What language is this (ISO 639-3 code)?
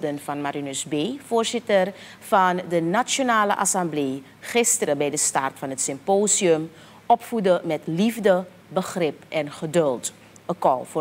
nld